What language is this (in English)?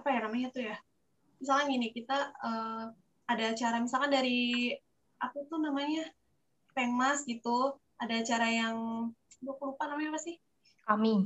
Indonesian